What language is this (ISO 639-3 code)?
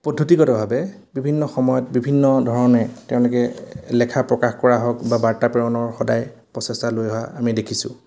asm